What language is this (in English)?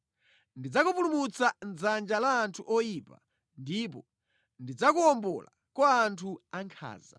Nyanja